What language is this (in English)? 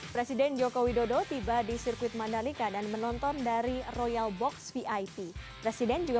Indonesian